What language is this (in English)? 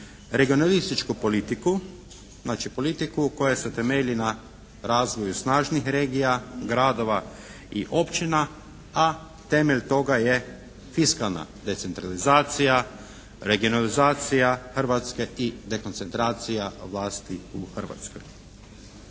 Croatian